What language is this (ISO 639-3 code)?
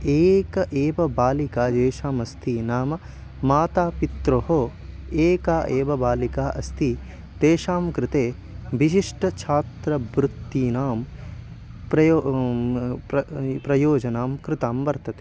san